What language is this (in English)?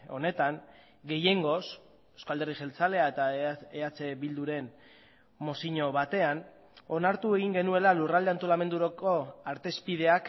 Basque